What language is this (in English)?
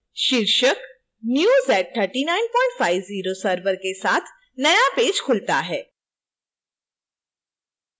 Hindi